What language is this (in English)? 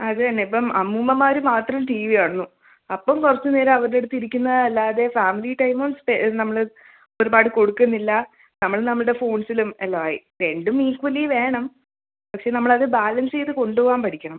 Malayalam